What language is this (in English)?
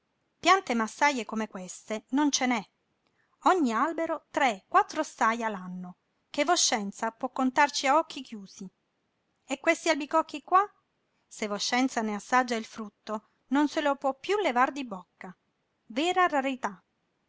Italian